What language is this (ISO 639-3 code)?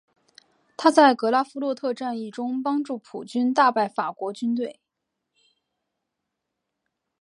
zho